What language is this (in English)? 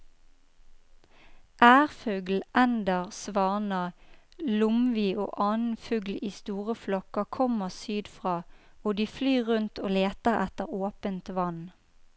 Norwegian